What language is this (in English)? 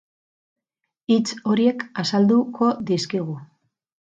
Basque